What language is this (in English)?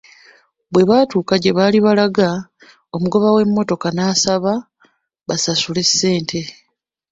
Ganda